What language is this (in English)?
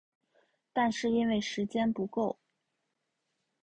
Chinese